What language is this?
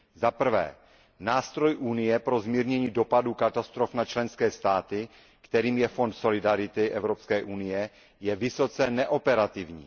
Czech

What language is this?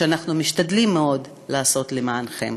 Hebrew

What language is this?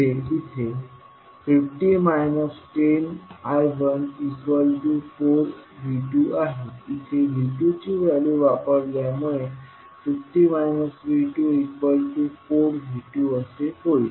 Marathi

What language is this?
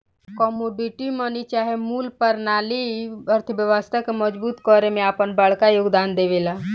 Bhojpuri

